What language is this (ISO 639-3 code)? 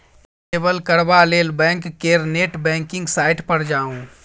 mai